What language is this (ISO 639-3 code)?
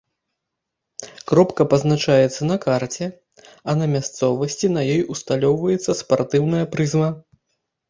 bel